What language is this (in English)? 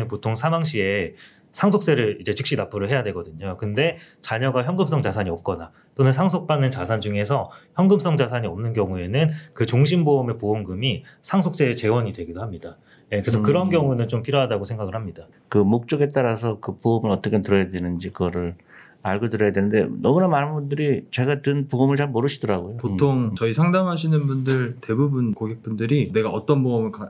Korean